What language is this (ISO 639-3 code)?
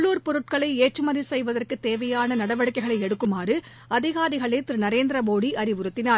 tam